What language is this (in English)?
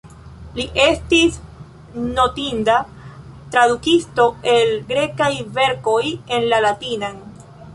Esperanto